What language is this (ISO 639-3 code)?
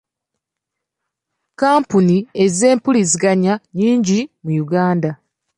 lug